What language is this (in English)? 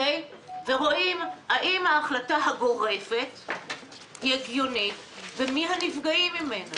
Hebrew